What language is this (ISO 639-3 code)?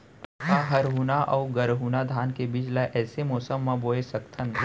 hne